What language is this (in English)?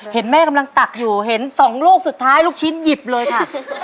Thai